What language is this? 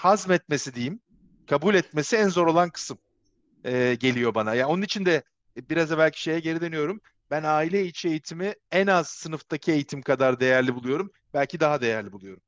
Turkish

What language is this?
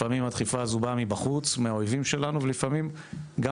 Hebrew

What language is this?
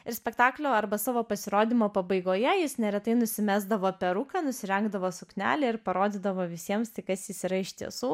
Lithuanian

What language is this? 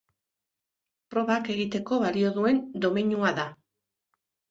Basque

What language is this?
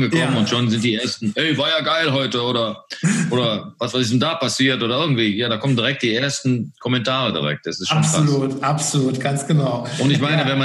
German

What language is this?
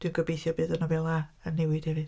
Welsh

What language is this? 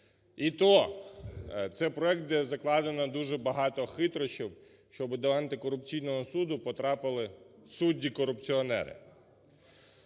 Ukrainian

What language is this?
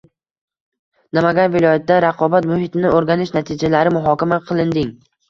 Uzbek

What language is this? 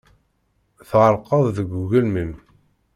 Kabyle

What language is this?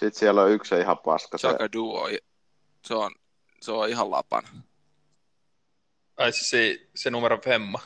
Finnish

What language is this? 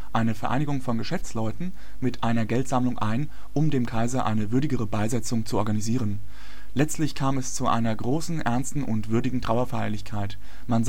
German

